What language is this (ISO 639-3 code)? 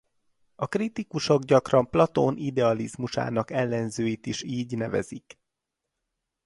hun